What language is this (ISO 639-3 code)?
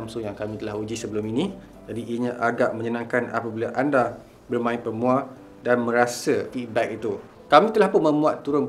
msa